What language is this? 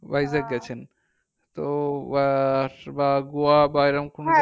Bangla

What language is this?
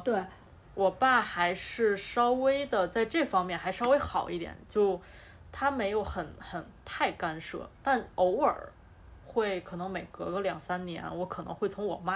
Chinese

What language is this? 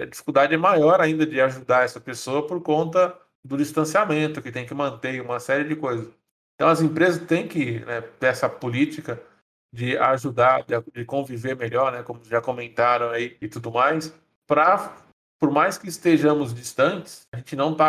Portuguese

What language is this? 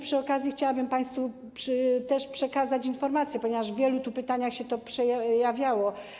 Polish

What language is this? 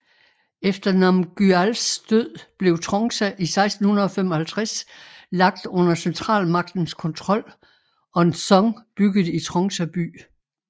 Danish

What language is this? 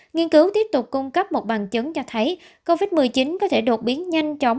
Vietnamese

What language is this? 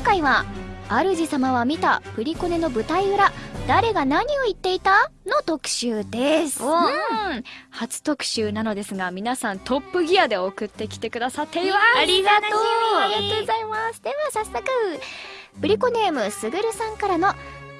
Japanese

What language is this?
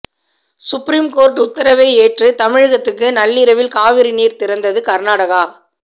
Tamil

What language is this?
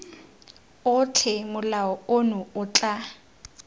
Tswana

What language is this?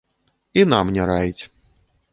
Belarusian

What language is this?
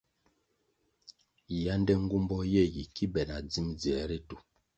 Kwasio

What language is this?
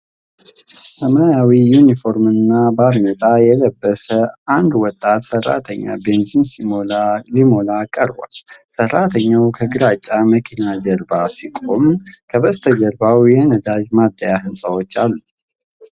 Amharic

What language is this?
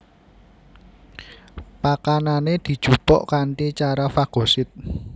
Javanese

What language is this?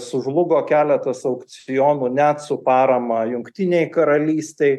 Lithuanian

